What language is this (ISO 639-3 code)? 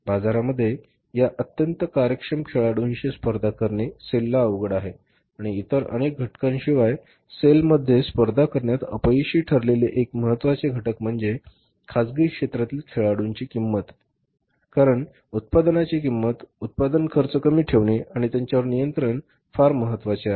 mar